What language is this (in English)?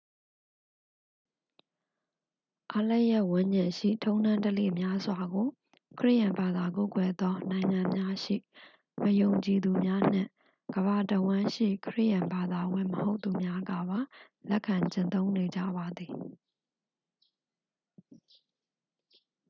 Burmese